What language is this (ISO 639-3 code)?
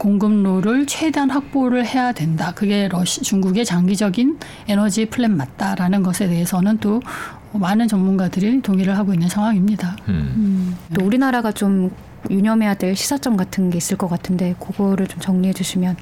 kor